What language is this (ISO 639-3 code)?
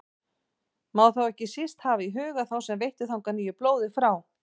isl